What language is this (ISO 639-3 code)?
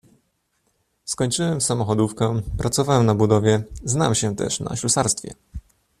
pol